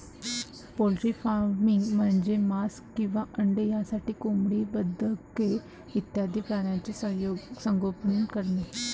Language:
Marathi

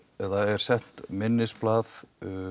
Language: Icelandic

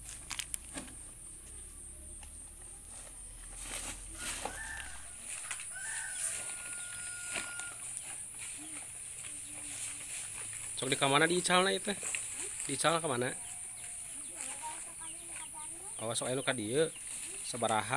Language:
Indonesian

